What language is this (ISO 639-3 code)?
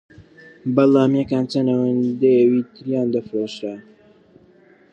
ckb